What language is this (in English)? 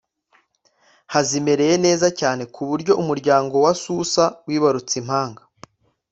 Kinyarwanda